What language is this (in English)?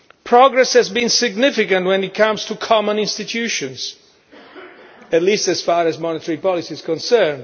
English